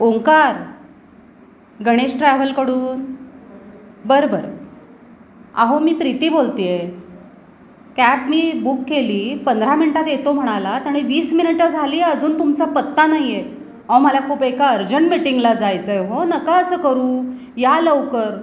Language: Marathi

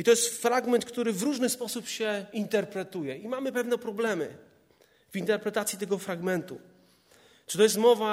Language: Polish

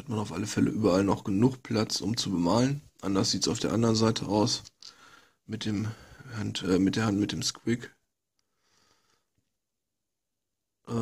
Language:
German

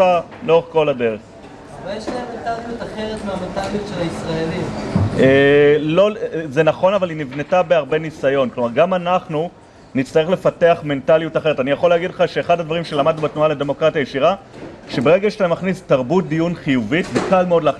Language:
Hebrew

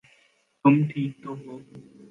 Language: Urdu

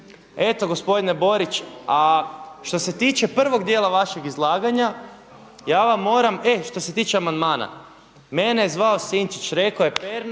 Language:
Croatian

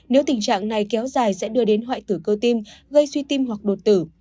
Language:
Vietnamese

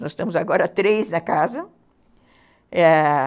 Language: Portuguese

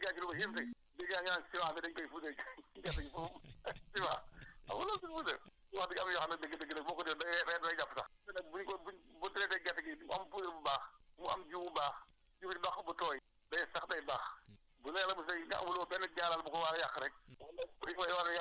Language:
Wolof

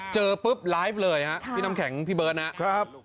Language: Thai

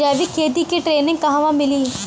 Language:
Bhojpuri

